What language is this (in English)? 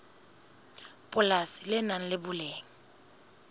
Southern Sotho